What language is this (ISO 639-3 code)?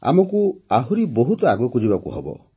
ori